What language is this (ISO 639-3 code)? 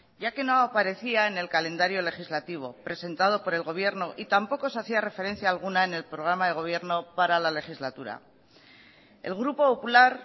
spa